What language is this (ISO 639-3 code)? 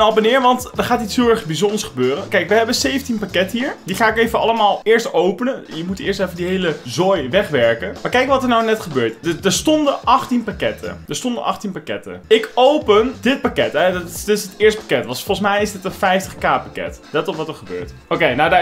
nld